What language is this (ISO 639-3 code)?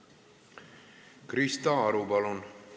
est